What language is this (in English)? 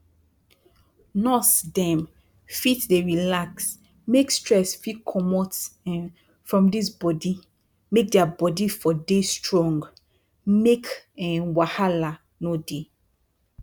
Nigerian Pidgin